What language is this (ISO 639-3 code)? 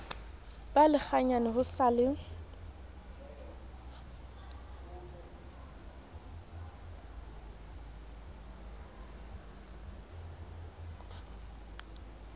sot